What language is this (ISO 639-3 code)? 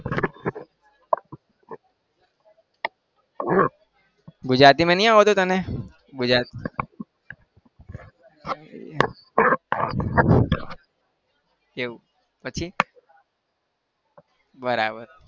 guj